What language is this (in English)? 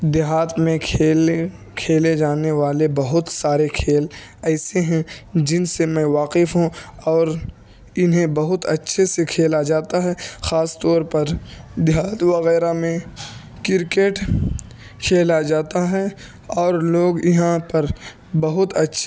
Urdu